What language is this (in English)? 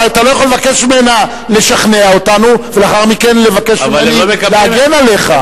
Hebrew